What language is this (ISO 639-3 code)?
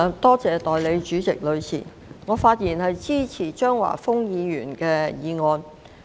yue